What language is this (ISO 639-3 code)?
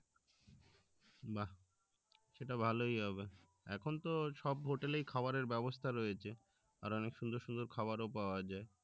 ben